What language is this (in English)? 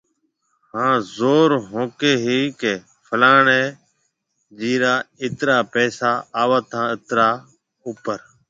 Marwari (Pakistan)